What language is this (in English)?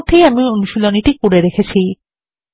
Bangla